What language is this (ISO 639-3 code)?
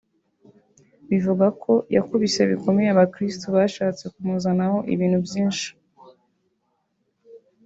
kin